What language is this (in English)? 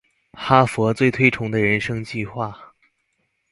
Chinese